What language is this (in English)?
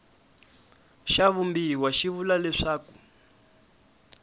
Tsonga